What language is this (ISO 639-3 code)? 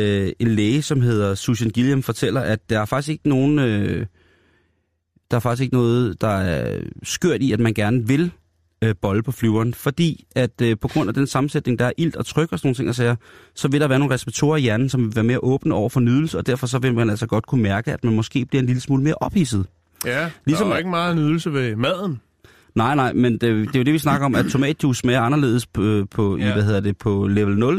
dan